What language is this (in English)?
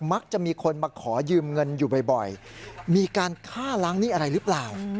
Thai